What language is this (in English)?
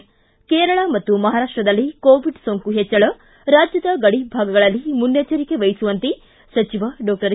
Kannada